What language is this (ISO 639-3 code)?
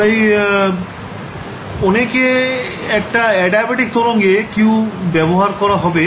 ben